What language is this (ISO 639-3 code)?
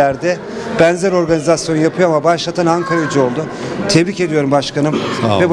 tur